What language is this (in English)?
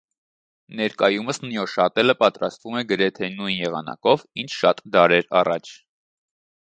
Armenian